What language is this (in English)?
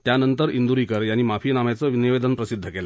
Marathi